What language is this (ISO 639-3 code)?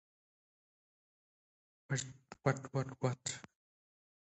eng